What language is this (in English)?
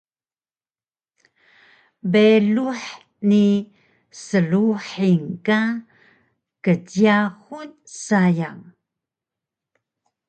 Taroko